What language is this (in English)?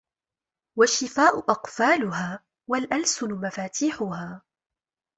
Arabic